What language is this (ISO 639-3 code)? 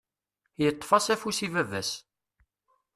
kab